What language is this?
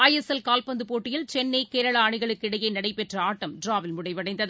Tamil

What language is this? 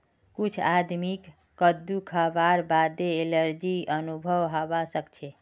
Magahi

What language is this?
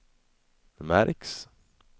Swedish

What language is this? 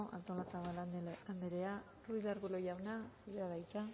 Basque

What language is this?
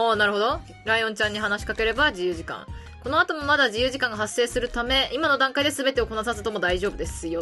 Japanese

